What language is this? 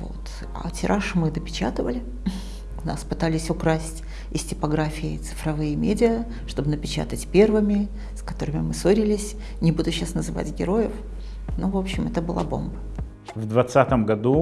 Russian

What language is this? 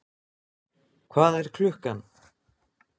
Icelandic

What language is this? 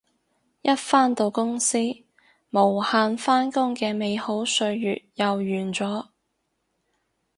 Cantonese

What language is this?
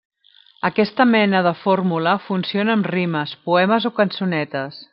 Catalan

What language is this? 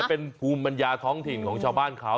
Thai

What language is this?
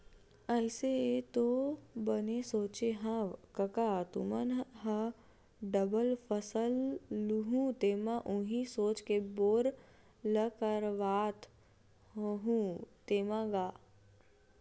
Chhattisgarhi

